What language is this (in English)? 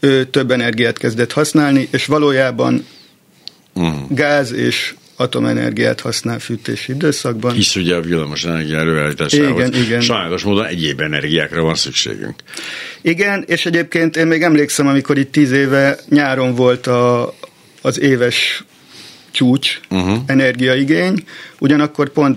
Hungarian